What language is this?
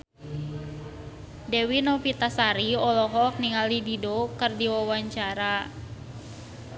Sundanese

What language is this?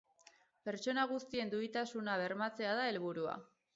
Basque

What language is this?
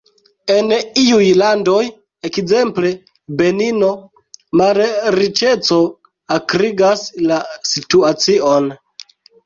Esperanto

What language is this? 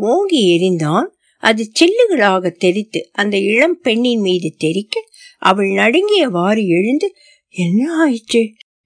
Tamil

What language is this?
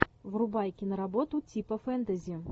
Russian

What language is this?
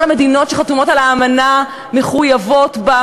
Hebrew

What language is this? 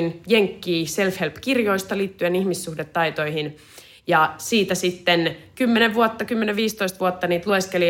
Finnish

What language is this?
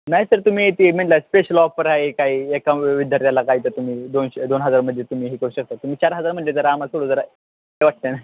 Marathi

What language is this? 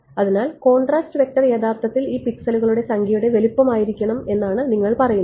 Malayalam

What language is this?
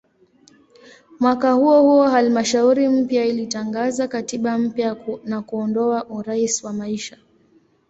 Swahili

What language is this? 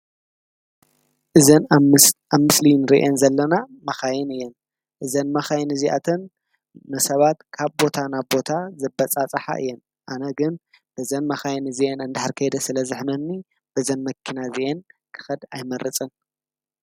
Tigrinya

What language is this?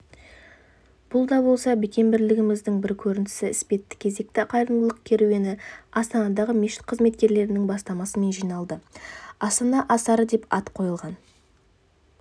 Kazakh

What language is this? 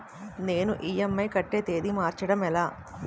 Telugu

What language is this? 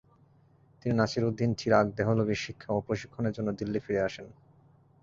Bangla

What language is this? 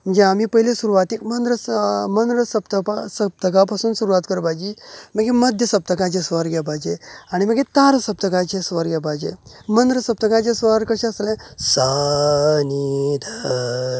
Konkani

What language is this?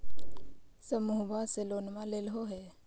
Magahi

